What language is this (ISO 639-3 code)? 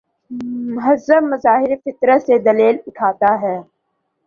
urd